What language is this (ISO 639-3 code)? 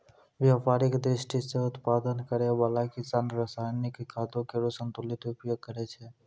mai